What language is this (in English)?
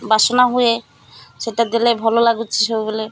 Odia